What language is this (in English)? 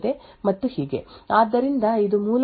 Kannada